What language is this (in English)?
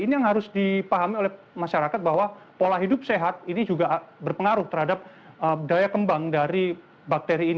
Indonesian